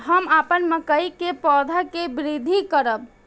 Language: Maithili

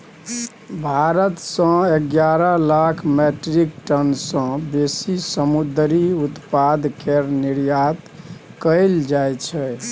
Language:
Maithili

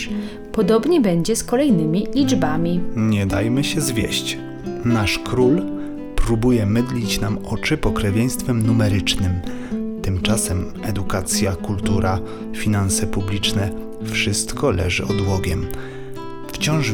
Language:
Polish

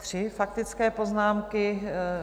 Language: Czech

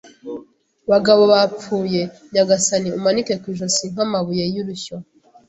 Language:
Kinyarwanda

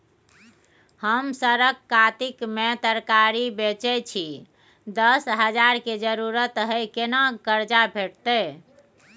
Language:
Maithili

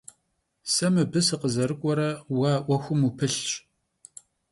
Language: Kabardian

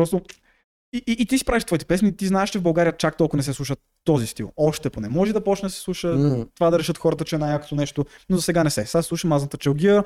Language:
Bulgarian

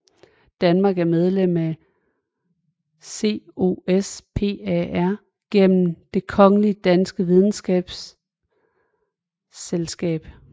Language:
Danish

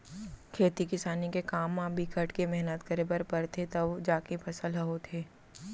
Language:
Chhattisgarhi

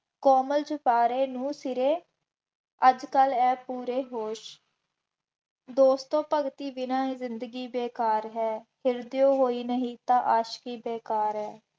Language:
Punjabi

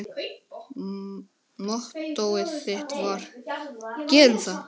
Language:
Icelandic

